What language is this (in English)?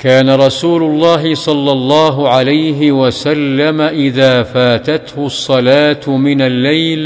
Arabic